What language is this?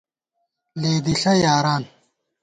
Gawar-Bati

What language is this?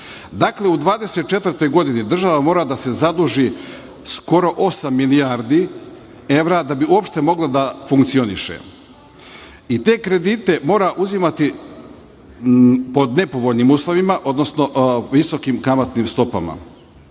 Serbian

